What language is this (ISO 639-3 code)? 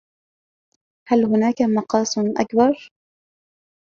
ara